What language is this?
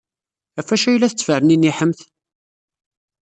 Kabyle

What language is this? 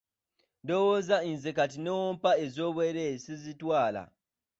Ganda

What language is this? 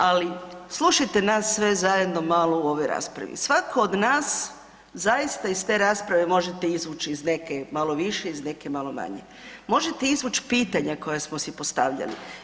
Croatian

